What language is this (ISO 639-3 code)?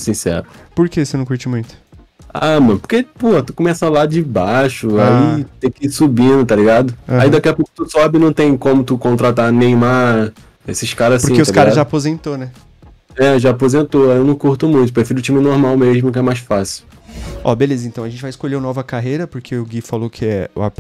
por